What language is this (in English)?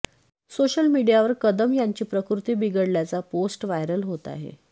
Marathi